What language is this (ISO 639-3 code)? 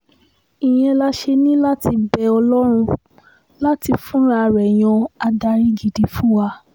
yor